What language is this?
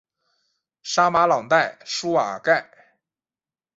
Chinese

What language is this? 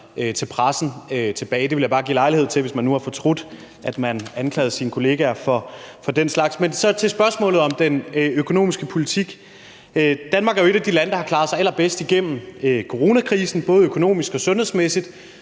Danish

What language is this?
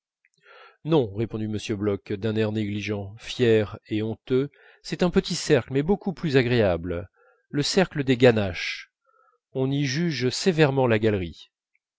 French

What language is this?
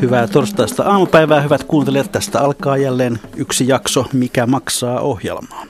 Finnish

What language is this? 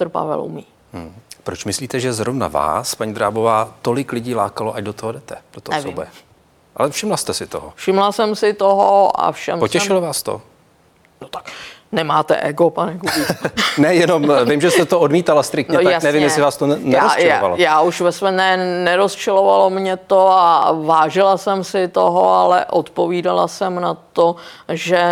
Czech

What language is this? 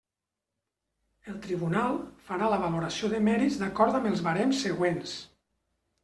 Catalan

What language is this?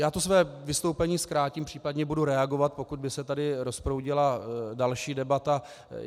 Czech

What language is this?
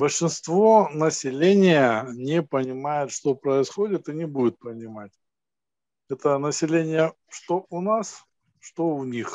Russian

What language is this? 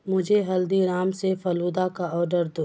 Urdu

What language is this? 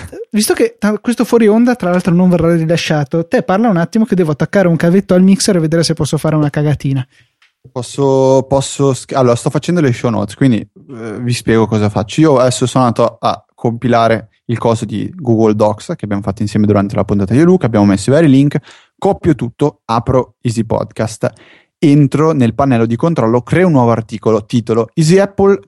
Italian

